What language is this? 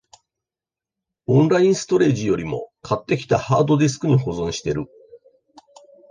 Japanese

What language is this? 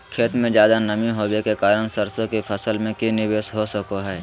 Magahi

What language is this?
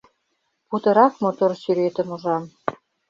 Mari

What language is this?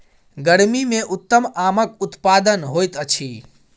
Maithili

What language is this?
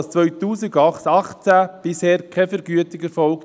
Swiss German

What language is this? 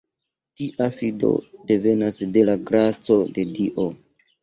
Esperanto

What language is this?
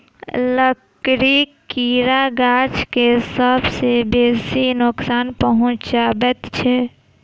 Maithili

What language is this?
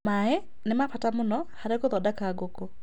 Kikuyu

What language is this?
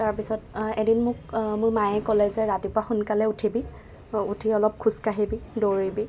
Assamese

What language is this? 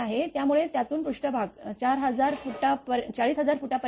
Marathi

